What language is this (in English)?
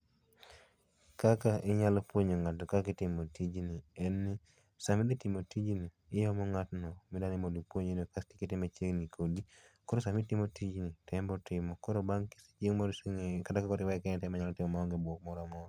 Luo (Kenya and Tanzania)